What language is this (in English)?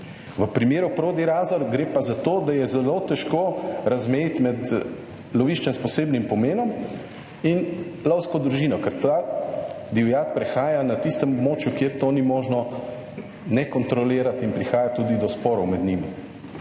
Slovenian